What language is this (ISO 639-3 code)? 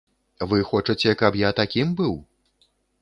bel